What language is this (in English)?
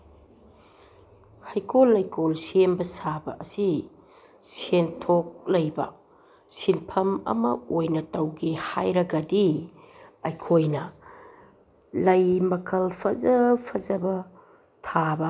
Manipuri